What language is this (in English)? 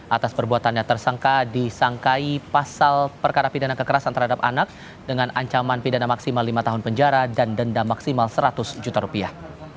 Indonesian